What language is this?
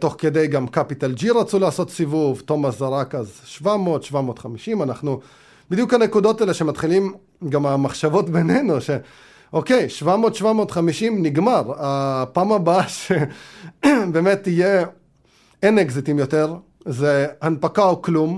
Hebrew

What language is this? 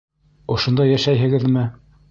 Bashkir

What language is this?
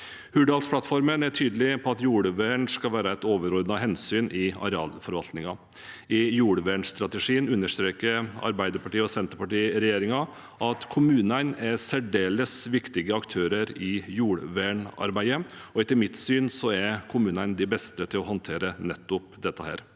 Norwegian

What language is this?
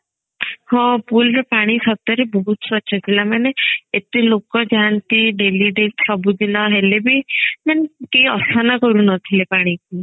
Odia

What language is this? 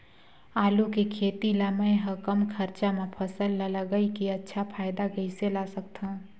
Chhattisgarhi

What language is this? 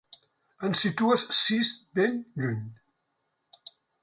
Catalan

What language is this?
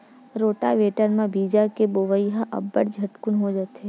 Chhattisgarhi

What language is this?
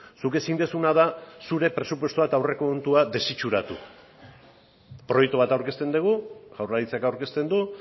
Basque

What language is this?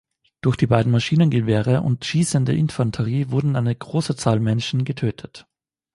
German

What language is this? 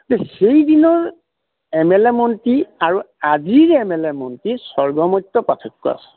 Assamese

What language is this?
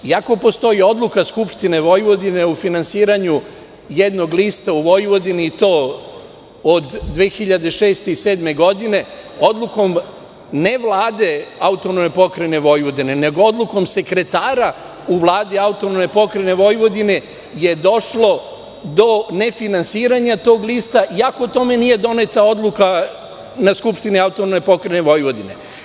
Serbian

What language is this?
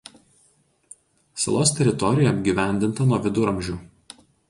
Lithuanian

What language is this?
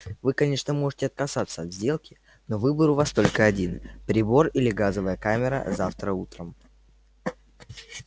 Russian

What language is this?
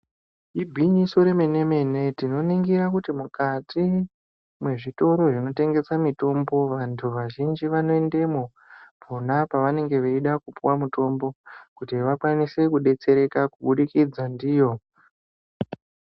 Ndau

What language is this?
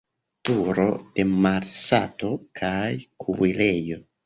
Esperanto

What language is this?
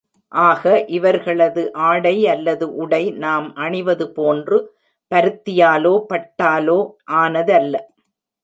Tamil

